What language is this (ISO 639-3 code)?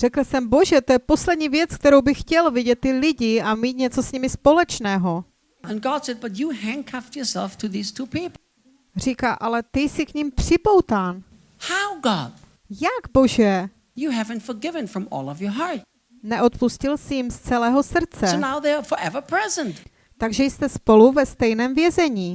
ces